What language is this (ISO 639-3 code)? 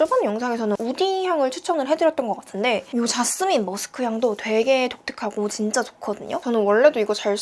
kor